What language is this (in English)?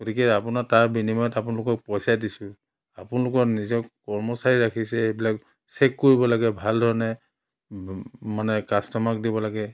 Assamese